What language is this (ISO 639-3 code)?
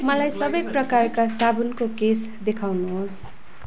nep